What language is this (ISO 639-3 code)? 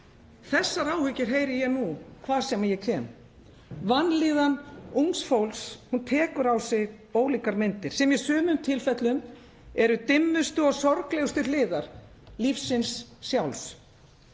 isl